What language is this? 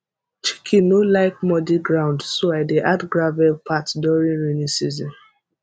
Nigerian Pidgin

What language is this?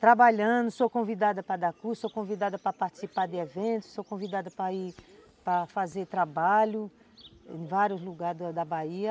Portuguese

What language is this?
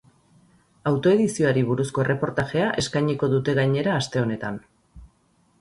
Basque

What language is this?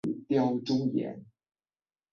Chinese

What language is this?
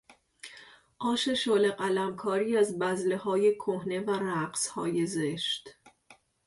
Persian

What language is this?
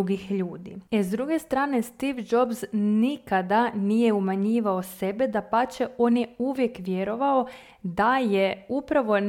Croatian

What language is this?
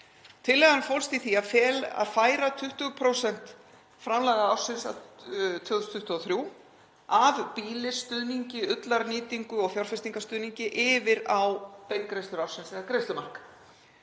Icelandic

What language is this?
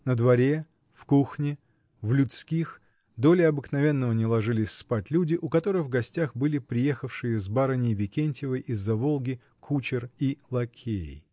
Russian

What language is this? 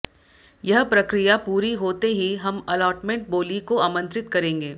Hindi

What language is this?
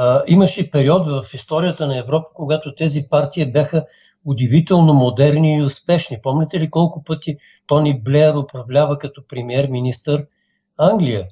Bulgarian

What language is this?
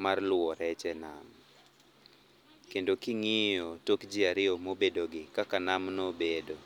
Luo (Kenya and Tanzania)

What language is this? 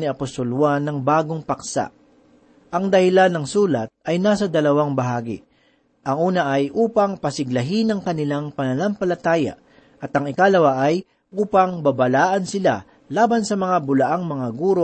Filipino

